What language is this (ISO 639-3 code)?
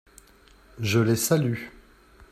fra